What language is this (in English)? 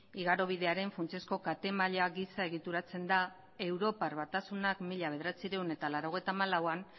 Basque